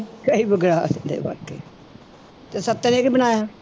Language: Punjabi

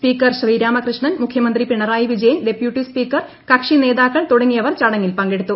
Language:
Malayalam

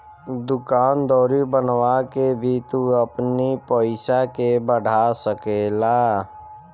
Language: Bhojpuri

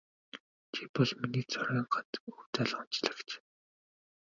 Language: Mongolian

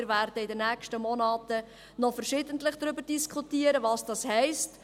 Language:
Swiss German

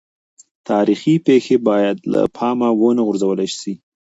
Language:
Pashto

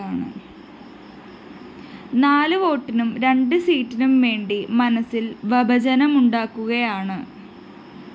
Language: Malayalam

